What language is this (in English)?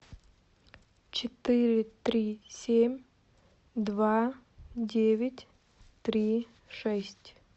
Russian